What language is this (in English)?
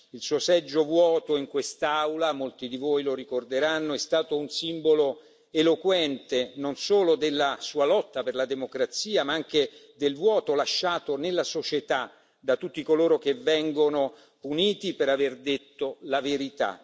Italian